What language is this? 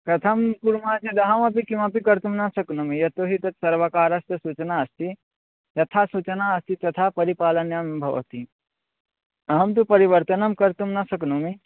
Sanskrit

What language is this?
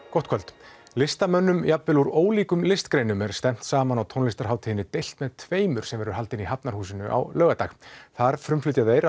Icelandic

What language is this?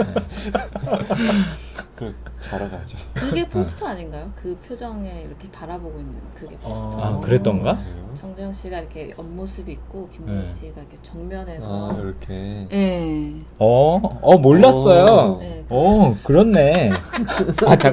Korean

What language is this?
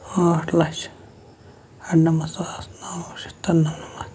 Kashmiri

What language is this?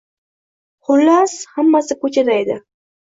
Uzbek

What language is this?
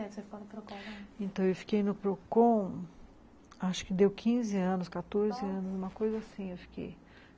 Portuguese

